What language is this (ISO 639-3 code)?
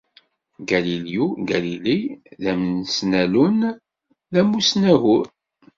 kab